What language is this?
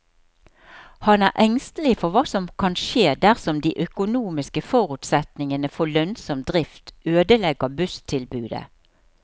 Norwegian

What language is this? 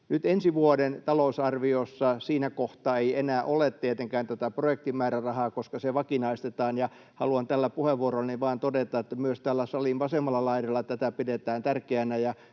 Finnish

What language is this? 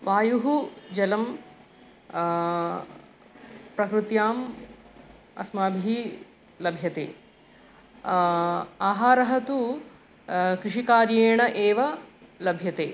Sanskrit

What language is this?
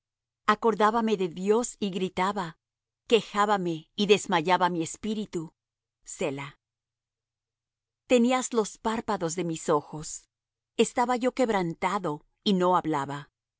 Spanish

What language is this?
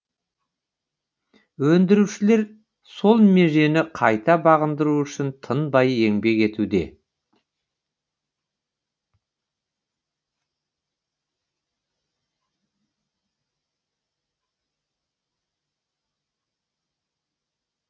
Kazakh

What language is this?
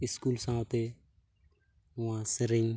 Santali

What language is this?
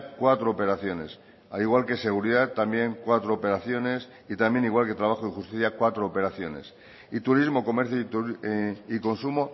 Spanish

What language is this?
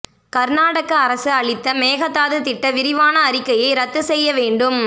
Tamil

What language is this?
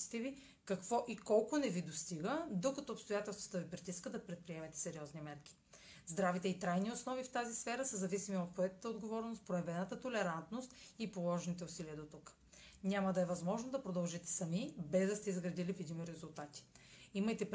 Bulgarian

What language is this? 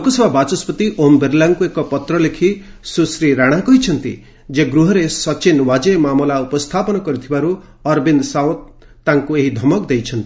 Odia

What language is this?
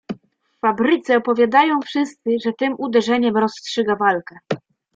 Polish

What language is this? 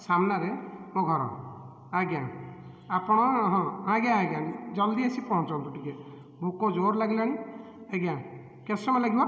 Odia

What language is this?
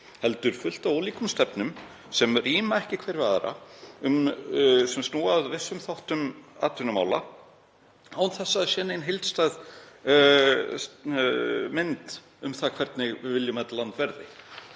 Icelandic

